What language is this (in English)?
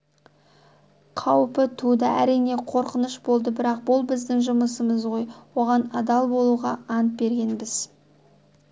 Kazakh